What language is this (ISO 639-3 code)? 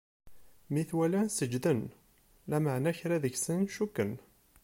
kab